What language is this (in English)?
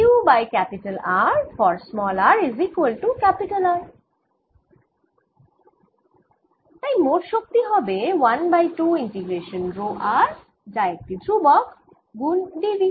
Bangla